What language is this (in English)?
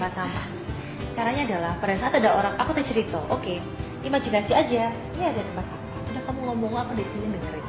Indonesian